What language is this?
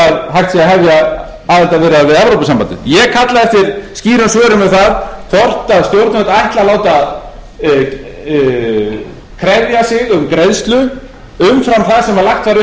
Icelandic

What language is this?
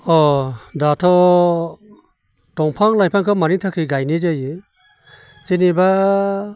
Bodo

